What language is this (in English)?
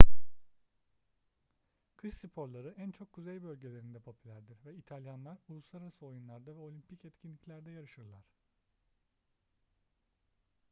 Turkish